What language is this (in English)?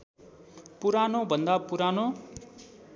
Nepali